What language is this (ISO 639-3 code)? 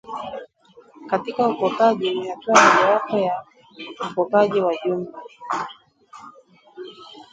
swa